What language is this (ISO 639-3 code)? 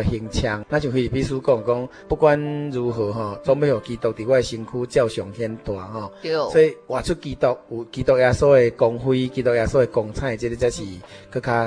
zho